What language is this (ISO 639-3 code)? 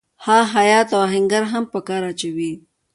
pus